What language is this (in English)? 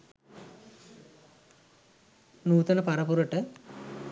Sinhala